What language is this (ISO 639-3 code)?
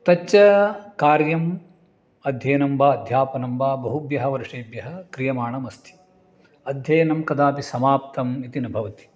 san